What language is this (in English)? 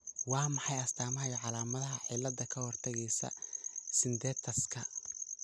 Somali